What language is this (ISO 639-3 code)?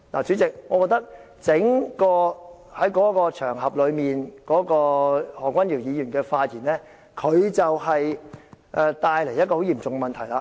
yue